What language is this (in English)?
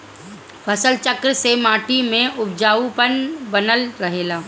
Bhojpuri